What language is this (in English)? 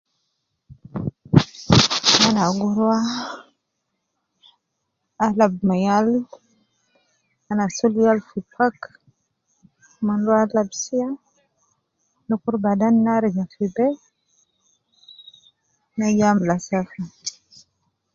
Nubi